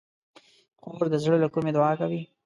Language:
Pashto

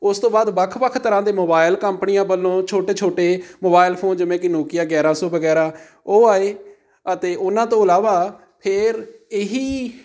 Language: Punjabi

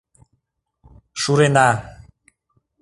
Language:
Mari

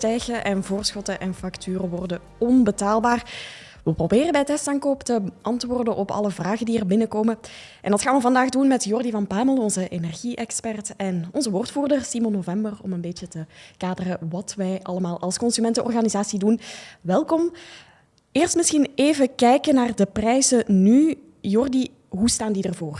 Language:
Dutch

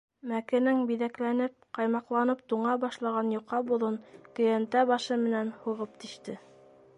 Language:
Bashkir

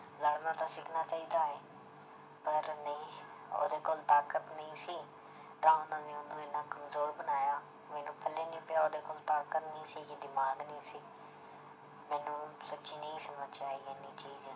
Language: Punjabi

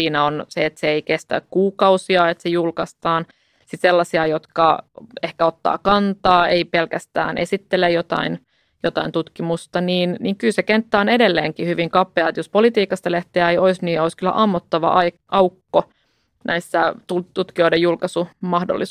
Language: Finnish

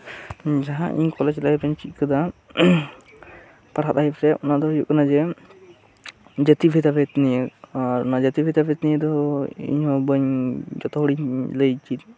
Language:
Santali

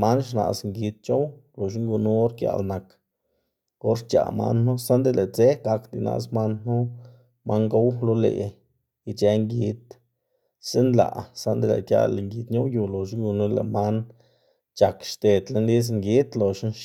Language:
Xanaguía Zapotec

